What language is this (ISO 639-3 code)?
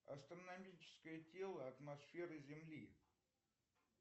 rus